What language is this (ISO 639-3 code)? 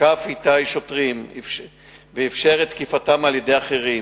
heb